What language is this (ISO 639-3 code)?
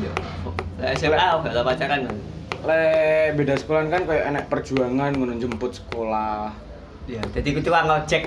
ind